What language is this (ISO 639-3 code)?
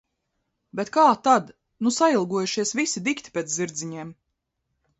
lav